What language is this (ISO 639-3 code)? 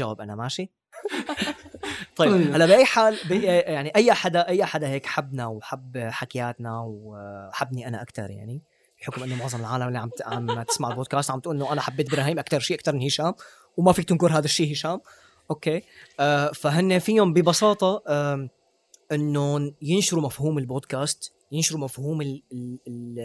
ara